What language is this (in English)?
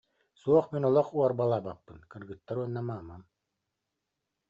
Yakut